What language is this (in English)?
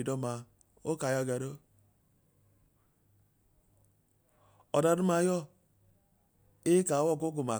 Idoma